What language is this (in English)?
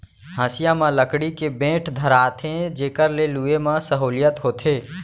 Chhattisgarhi